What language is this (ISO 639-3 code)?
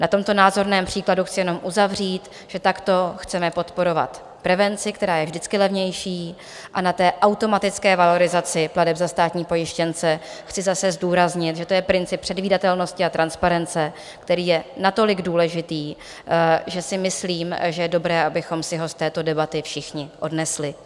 ces